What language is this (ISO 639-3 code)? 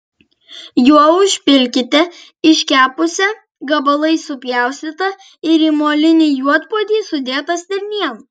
lit